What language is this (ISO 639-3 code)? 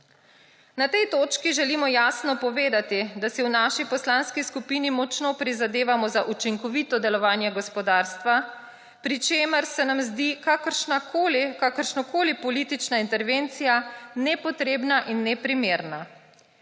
slv